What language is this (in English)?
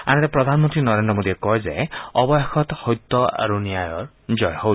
Assamese